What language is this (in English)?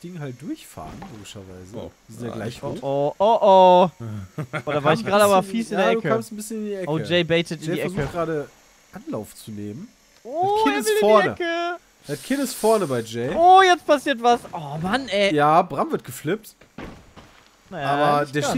German